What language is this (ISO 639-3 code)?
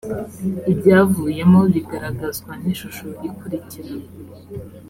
kin